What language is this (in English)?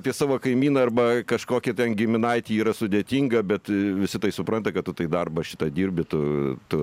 Lithuanian